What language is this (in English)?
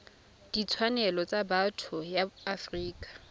Tswana